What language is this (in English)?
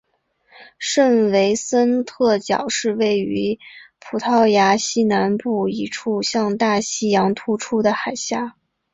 Chinese